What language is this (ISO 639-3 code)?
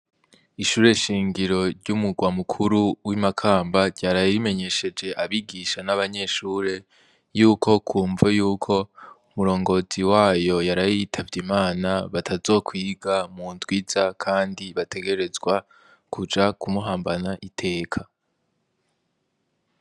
run